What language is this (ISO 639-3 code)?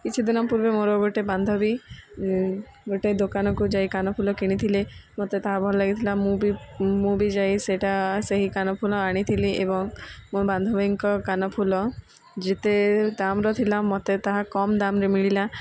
ori